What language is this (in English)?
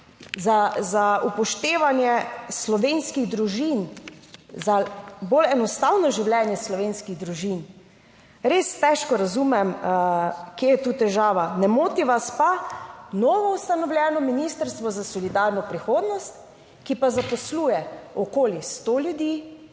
Slovenian